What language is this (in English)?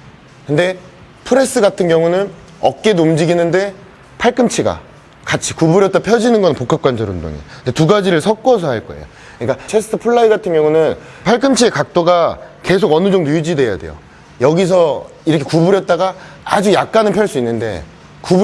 Korean